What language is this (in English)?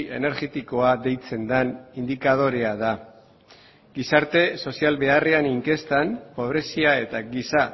Basque